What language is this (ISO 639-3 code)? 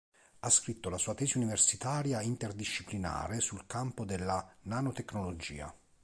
ita